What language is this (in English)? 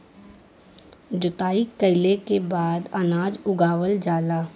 Bhojpuri